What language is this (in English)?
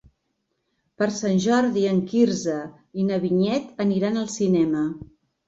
Catalan